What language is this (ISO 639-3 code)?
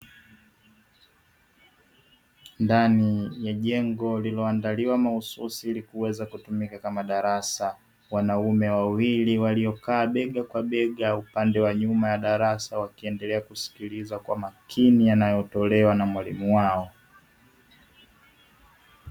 swa